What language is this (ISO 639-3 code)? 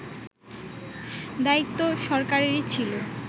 ben